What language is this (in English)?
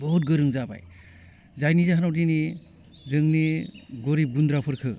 Bodo